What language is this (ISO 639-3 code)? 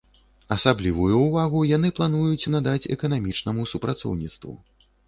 bel